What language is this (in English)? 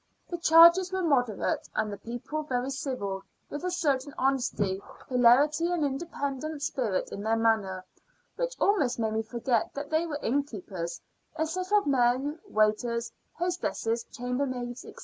English